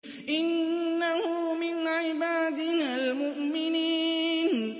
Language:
Arabic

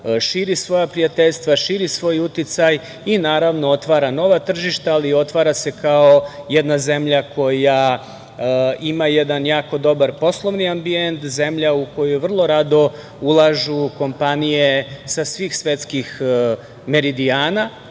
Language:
Serbian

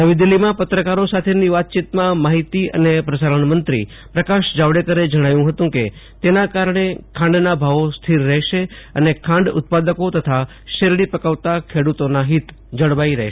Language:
Gujarati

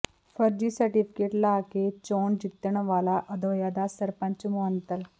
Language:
Punjabi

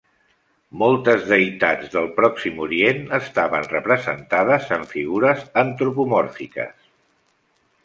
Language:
Catalan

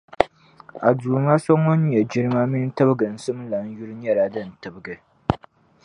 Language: Dagbani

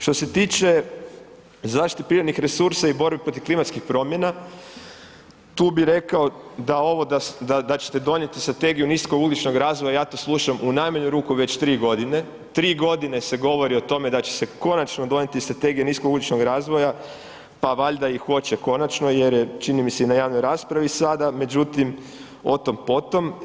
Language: Croatian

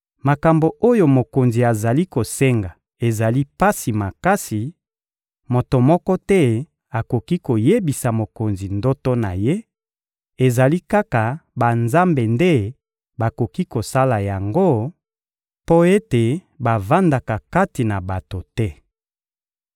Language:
Lingala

